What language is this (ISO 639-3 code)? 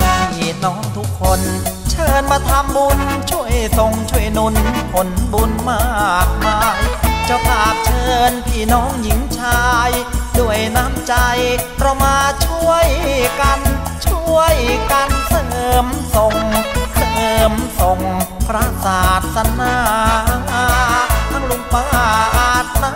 tha